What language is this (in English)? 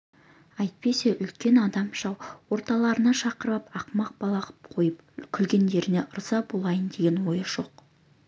Kazakh